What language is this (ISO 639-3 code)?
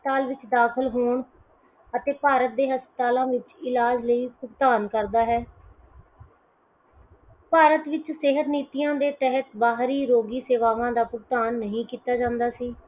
pan